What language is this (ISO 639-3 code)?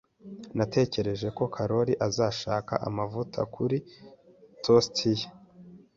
kin